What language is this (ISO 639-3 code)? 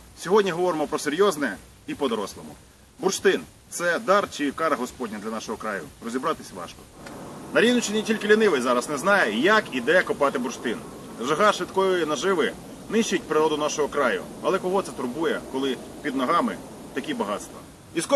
ukr